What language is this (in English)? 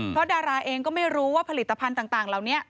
Thai